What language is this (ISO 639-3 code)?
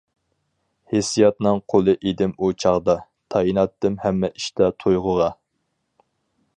uig